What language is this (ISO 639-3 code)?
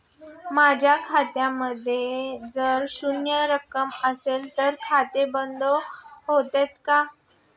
mar